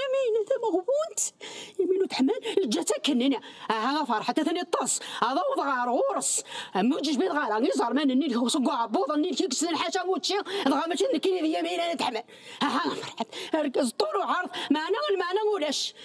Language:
Arabic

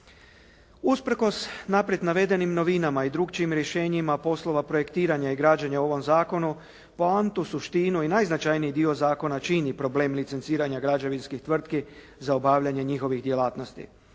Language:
Croatian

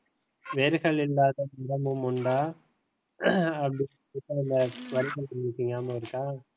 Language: Tamil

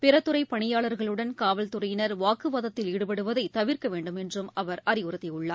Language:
Tamil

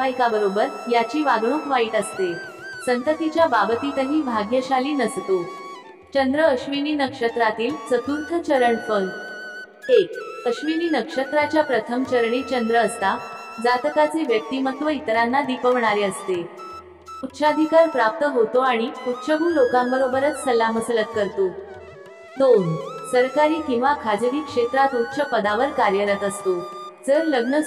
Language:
Marathi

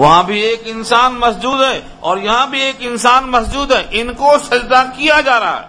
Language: Urdu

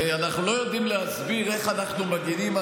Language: Hebrew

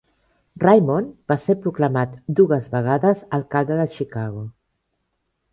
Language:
Catalan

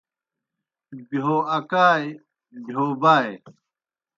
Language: Kohistani Shina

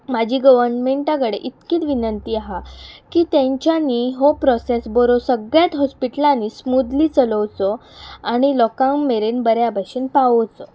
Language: Konkani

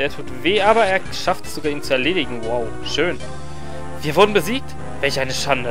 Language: German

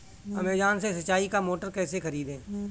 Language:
Hindi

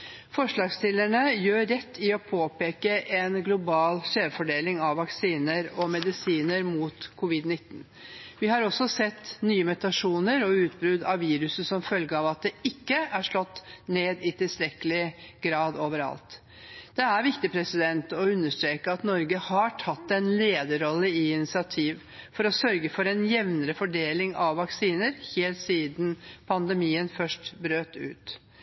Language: Norwegian Bokmål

